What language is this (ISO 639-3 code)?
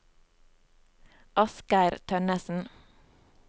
nor